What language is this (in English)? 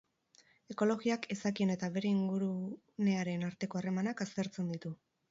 Basque